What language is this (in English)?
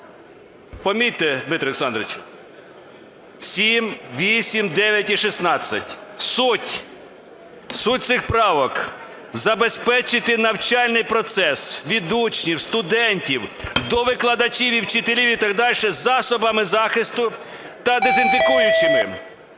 Ukrainian